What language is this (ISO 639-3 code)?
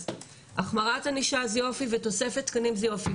heb